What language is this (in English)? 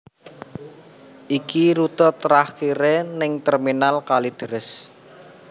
Javanese